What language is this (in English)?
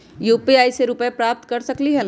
Magahi